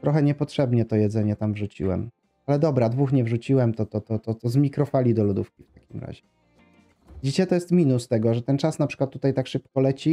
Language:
Polish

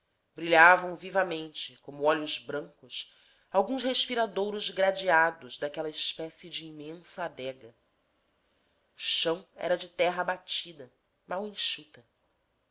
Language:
Portuguese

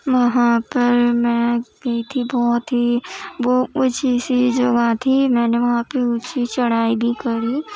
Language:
Urdu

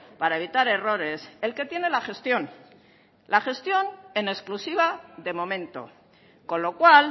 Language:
Spanish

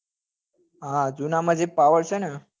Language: Gujarati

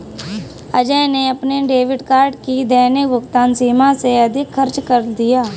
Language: Hindi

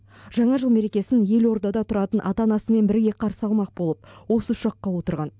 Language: Kazakh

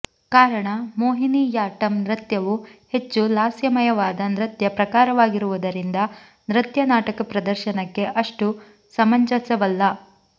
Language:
Kannada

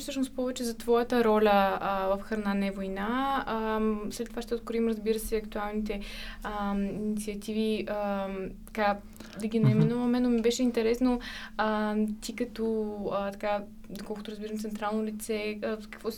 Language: Bulgarian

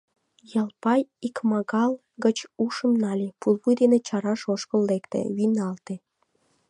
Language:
Mari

